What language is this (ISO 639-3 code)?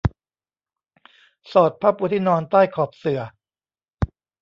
tha